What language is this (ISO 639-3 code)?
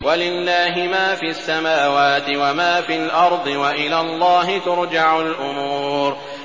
ara